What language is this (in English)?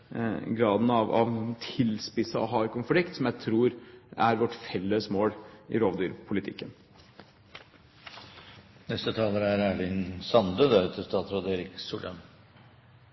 Norwegian